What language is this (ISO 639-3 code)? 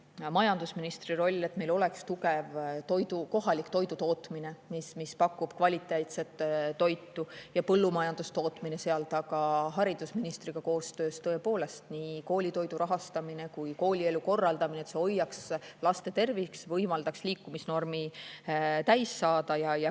est